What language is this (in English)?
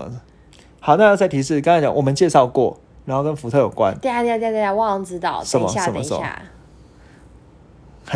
Chinese